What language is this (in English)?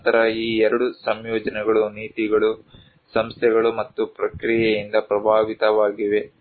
Kannada